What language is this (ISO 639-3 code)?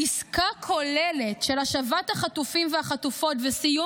heb